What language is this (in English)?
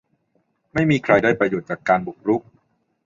Thai